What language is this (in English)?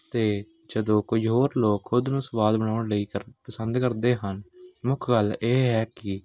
Punjabi